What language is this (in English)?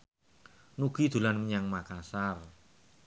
Javanese